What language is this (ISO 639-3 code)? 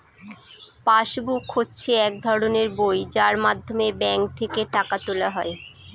ben